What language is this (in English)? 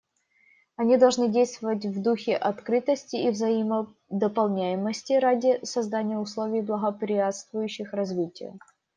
Russian